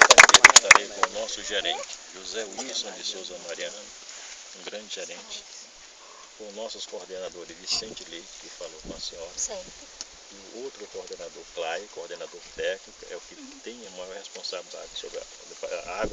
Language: Portuguese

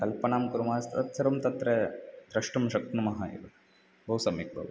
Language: Sanskrit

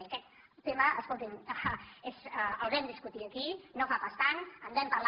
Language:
Catalan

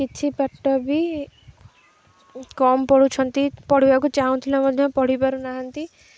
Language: Odia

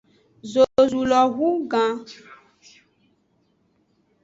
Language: Aja (Benin)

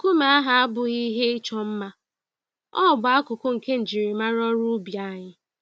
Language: Igbo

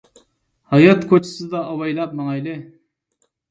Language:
Uyghur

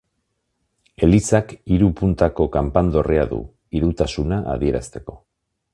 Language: Basque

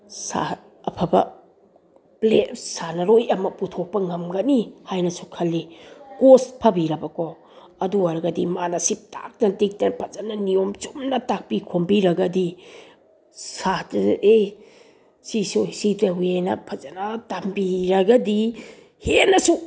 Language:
Manipuri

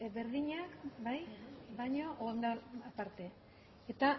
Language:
Basque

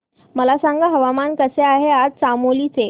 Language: Marathi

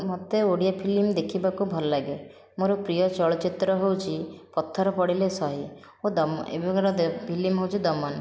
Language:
Odia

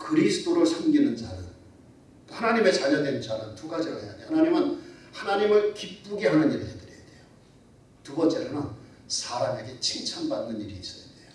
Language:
Korean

